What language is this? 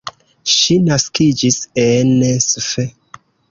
Esperanto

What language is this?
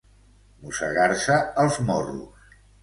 Catalan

